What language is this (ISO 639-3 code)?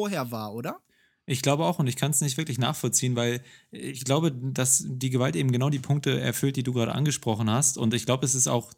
deu